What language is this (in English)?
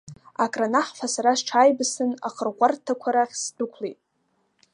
Abkhazian